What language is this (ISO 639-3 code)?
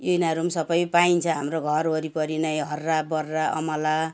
nep